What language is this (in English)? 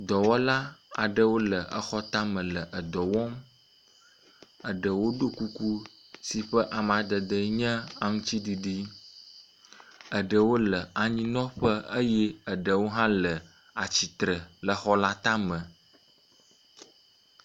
Ewe